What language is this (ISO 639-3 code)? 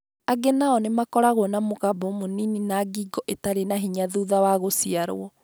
kik